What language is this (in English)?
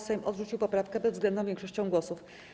Polish